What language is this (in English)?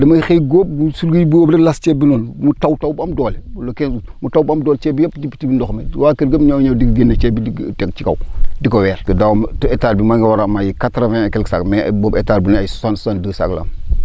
Wolof